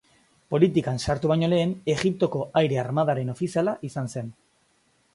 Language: Basque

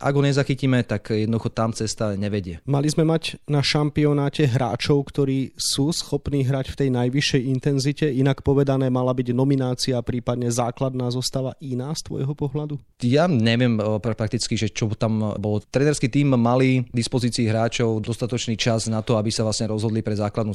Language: Slovak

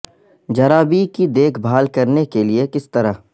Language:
Urdu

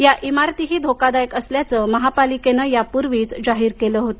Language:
Marathi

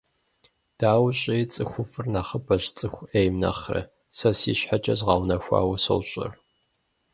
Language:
Kabardian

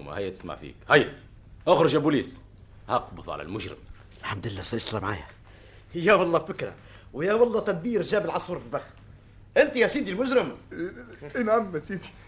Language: Arabic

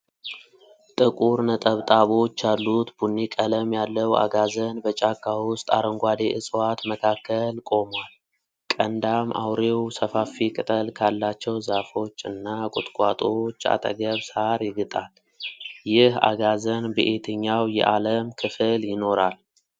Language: Amharic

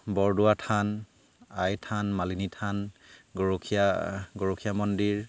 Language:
Assamese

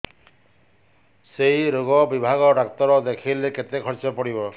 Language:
Odia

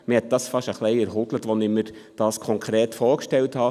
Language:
Swiss German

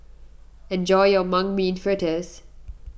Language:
English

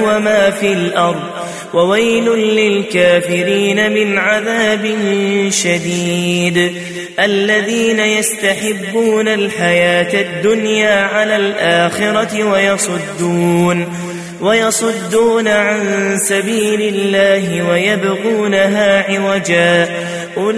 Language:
Arabic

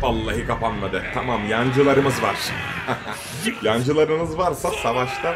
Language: Turkish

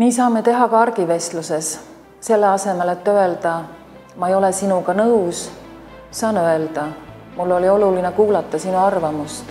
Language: Finnish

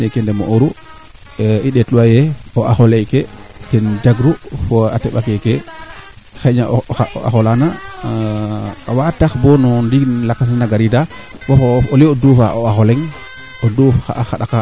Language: Serer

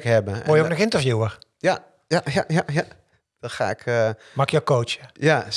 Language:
Dutch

